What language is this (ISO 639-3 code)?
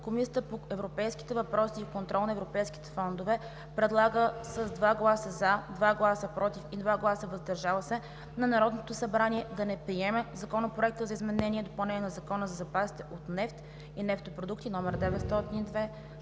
bul